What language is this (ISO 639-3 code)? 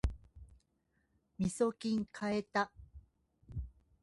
jpn